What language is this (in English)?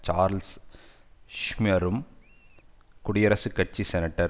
Tamil